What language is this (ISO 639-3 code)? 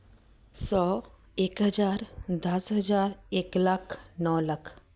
pan